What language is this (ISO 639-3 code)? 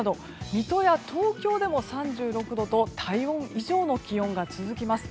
jpn